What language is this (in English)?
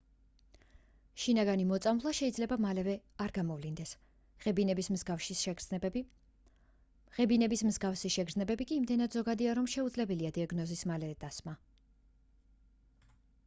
Georgian